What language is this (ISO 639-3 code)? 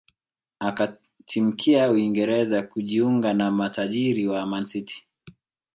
swa